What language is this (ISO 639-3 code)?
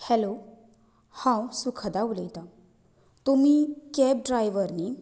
kok